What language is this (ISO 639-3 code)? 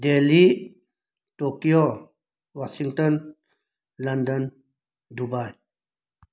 mni